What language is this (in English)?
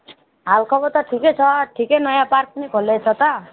Nepali